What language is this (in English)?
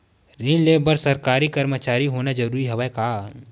Chhattisgarhi